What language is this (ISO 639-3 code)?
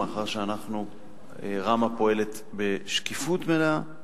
heb